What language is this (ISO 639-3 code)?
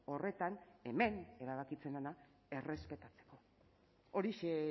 eus